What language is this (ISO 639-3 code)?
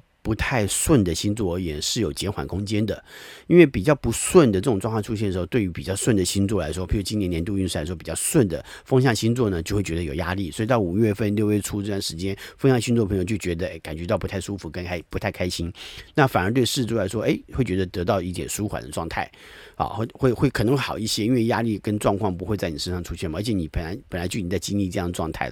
zho